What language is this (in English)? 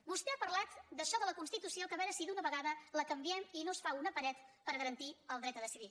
Catalan